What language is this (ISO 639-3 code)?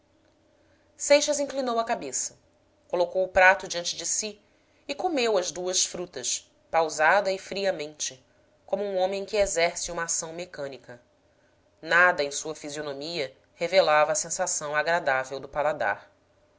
por